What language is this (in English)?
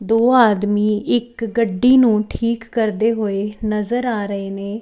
Punjabi